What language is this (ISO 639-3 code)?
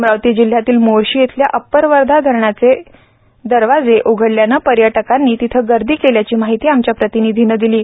mar